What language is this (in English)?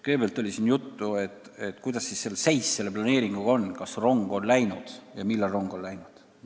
Estonian